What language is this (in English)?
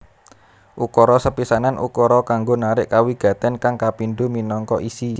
Javanese